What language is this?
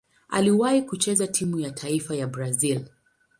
Swahili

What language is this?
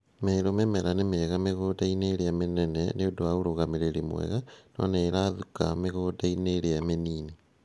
Kikuyu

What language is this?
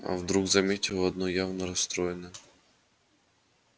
Russian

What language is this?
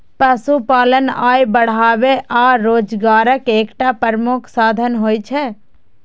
Maithili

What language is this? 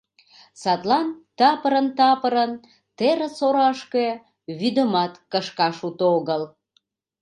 Mari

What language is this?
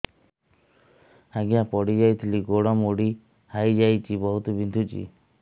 Odia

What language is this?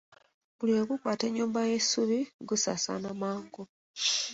Ganda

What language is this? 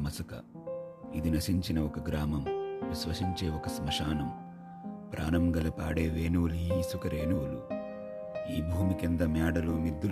Telugu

